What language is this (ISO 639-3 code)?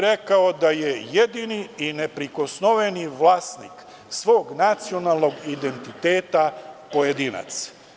srp